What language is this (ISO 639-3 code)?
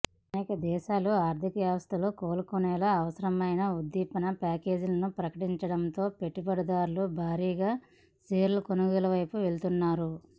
tel